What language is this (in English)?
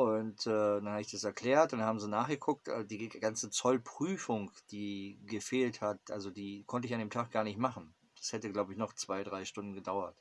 German